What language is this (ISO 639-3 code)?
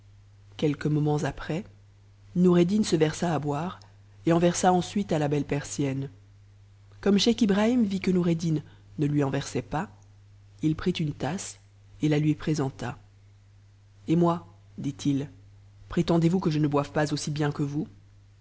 fra